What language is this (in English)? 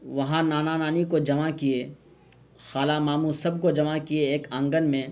Urdu